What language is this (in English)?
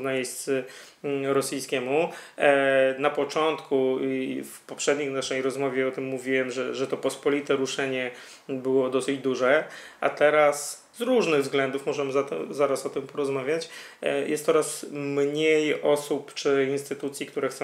Polish